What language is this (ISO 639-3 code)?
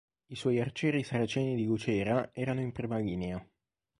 ita